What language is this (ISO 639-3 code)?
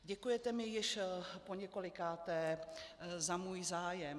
ces